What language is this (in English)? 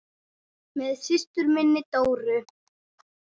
Icelandic